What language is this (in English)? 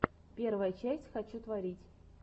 Russian